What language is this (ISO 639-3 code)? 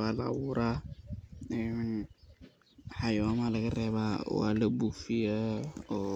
som